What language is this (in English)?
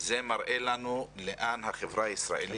Hebrew